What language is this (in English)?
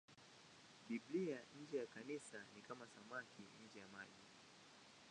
Swahili